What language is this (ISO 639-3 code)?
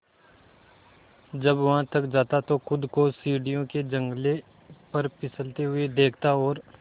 hin